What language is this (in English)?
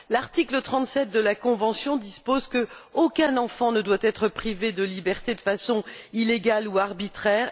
French